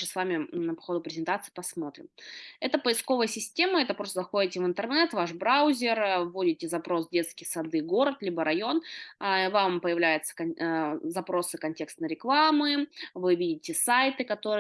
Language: Russian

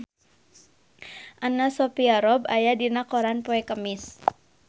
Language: Sundanese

